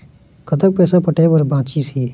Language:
Chhattisgarhi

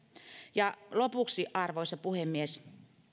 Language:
Finnish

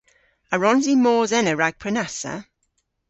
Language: Cornish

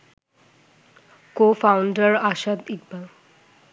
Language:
Bangla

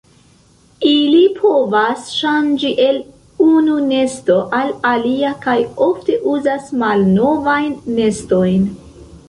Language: Esperanto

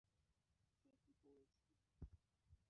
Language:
Bangla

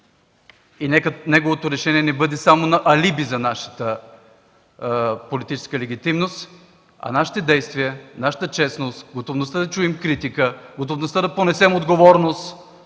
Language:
Bulgarian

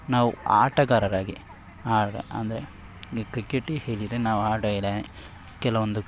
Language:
Kannada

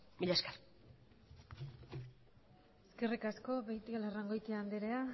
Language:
Basque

